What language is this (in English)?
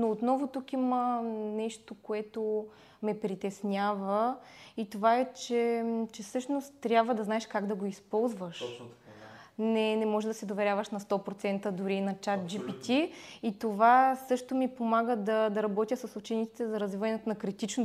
Bulgarian